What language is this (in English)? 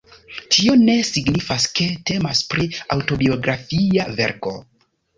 Esperanto